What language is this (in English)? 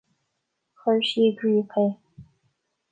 Irish